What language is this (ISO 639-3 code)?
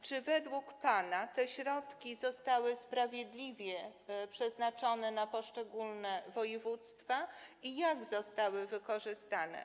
pol